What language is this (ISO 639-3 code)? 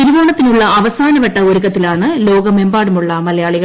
mal